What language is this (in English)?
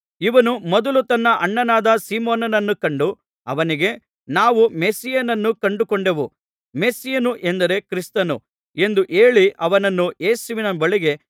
Kannada